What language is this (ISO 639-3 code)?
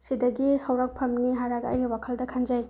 mni